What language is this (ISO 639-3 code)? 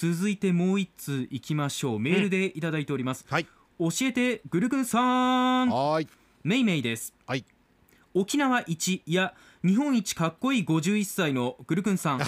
jpn